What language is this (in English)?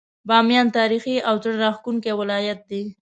Pashto